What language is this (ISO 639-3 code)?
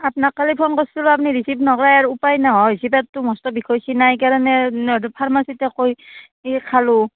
asm